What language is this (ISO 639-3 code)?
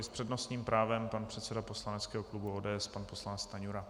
ces